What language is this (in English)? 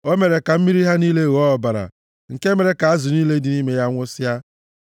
Igbo